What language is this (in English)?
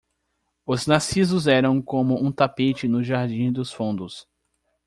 Portuguese